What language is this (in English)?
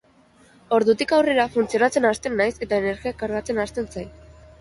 Basque